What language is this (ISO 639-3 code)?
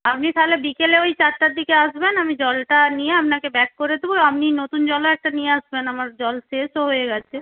ben